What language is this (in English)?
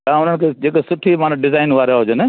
Sindhi